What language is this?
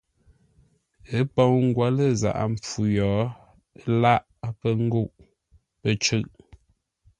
Ngombale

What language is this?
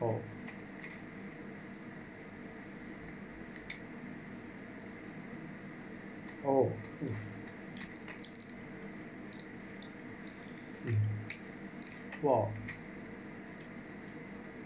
English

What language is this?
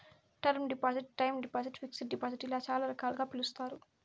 Telugu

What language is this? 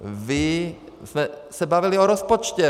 Czech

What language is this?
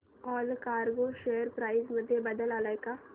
Marathi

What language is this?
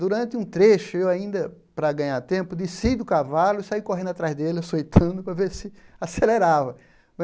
Portuguese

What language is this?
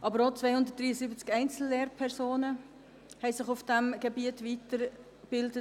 Swiss German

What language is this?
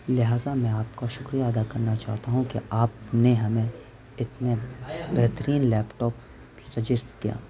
Urdu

